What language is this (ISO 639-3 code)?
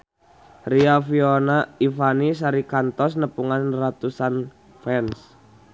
sun